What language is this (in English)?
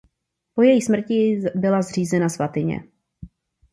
Czech